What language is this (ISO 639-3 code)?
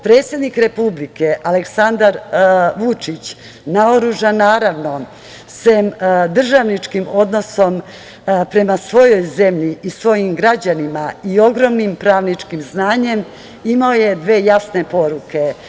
srp